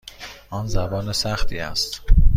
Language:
Persian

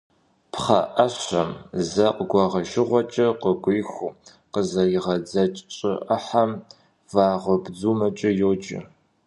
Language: Kabardian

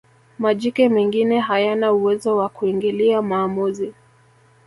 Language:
Swahili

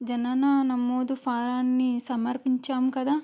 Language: Telugu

